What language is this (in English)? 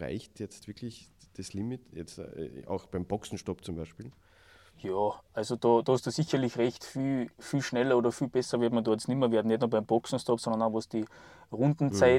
German